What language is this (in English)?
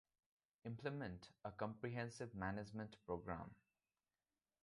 English